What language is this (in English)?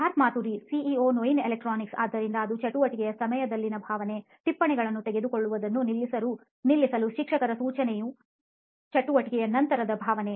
Kannada